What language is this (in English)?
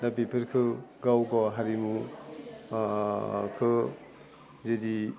Bodo